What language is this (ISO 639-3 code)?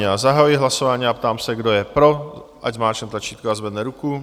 ces